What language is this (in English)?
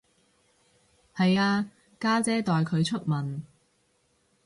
Cantonese